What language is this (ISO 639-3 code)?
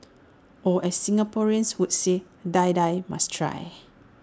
eng